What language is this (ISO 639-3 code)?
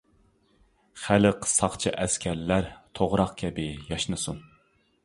uig